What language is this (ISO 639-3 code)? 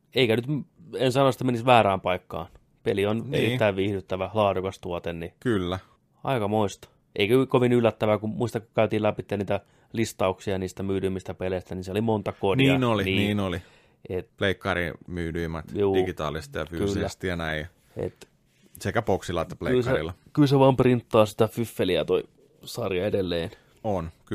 fin